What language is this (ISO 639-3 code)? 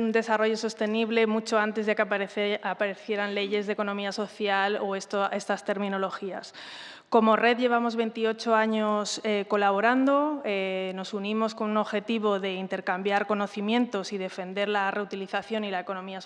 spa